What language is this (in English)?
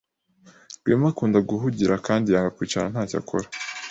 Kinyarwanda